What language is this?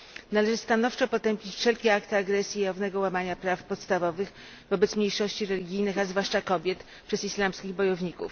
Polish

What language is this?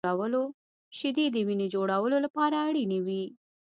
Pashto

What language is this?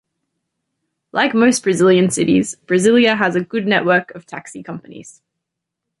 English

